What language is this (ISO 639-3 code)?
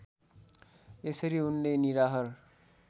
nep